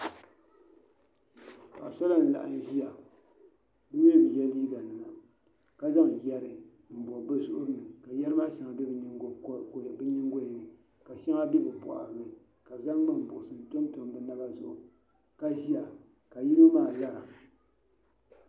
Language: Dagbani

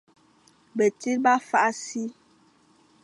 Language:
Fang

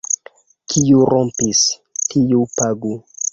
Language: Esperanto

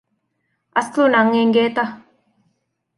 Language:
Divehi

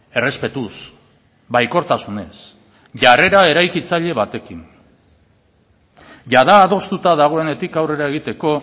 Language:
Basque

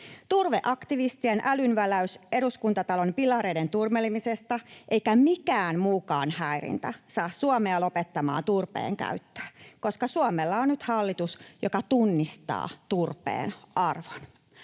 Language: Finnish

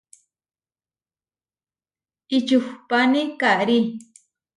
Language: Huarijio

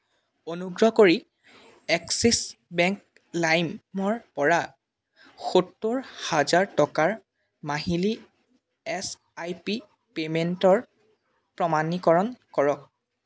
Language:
Assamese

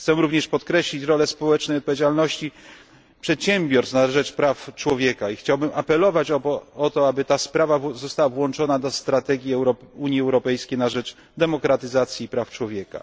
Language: Polish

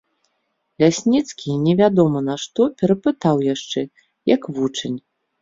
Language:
Belarusian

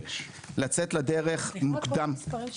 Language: Hebrew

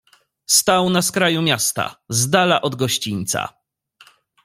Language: Polish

